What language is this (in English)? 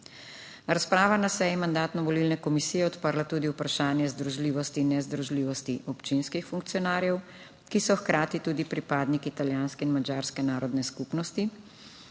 Slovenian